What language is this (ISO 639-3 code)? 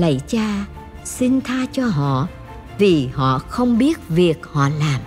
vie